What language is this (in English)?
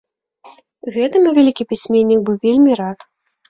Belarusian